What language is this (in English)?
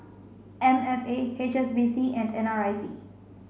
English